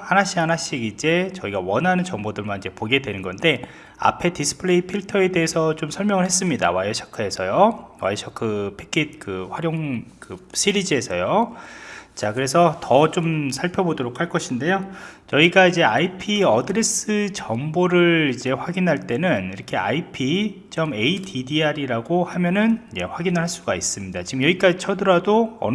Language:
Korean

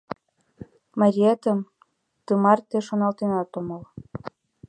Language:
Mari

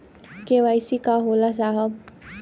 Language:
Bhojpuri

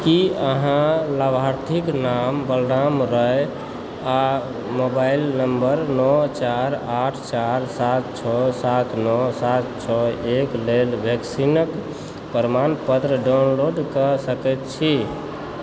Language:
Maithili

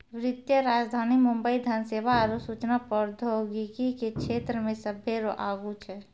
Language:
Maithili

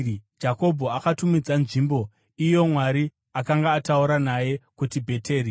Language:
Shona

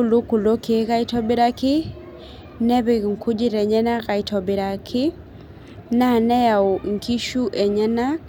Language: Masai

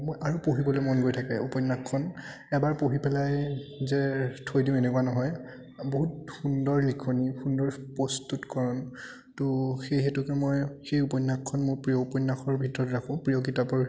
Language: Assamese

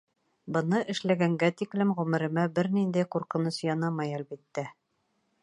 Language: Bashkir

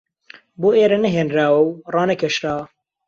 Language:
Central Kurdish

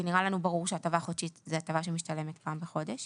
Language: Hebrew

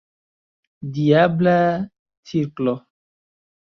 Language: Esperanto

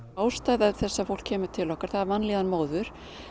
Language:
Icelandic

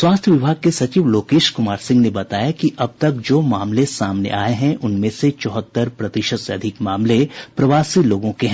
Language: Hindi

